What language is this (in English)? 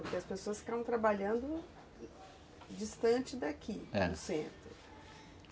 Portuguese